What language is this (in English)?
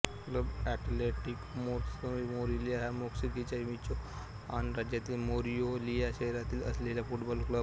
Marathi